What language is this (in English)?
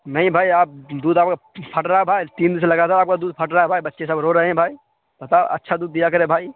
Urdu